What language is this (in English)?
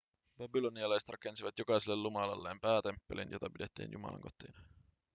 Finnish